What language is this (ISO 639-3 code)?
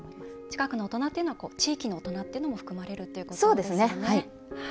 jpn